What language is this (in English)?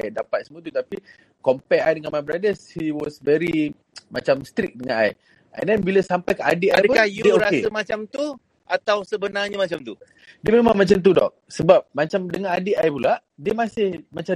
Malay